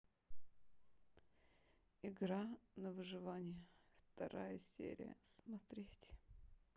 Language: Russian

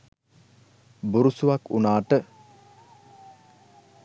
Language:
Sinhala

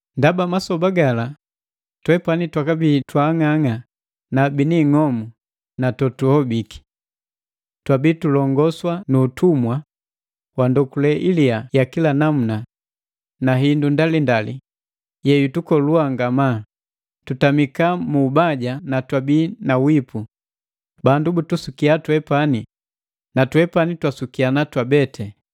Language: Matengo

